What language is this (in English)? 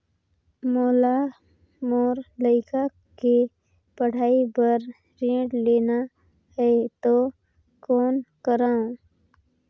Chhattisgarhi